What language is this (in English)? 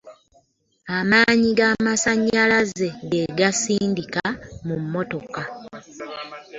Ganda